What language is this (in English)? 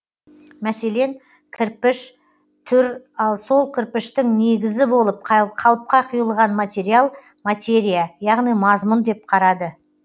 Kazakh